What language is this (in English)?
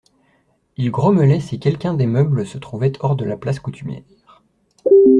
French